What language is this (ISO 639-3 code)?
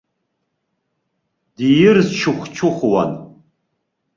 abk